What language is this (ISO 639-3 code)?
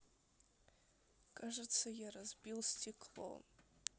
rus